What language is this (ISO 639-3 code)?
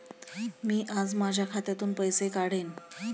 mar